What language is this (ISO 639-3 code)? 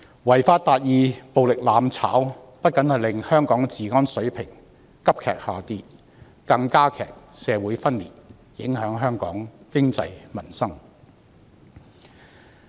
yue